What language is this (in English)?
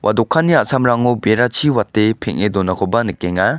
Garo